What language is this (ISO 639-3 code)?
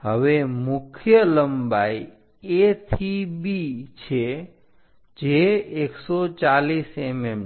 guj